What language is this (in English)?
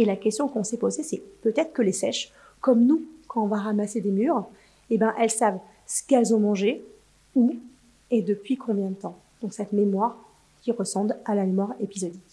French